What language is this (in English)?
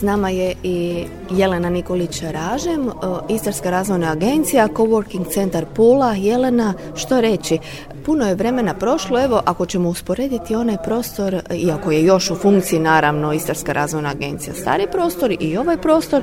Croatian